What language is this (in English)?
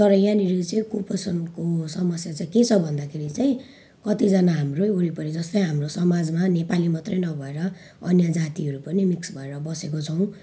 Nepali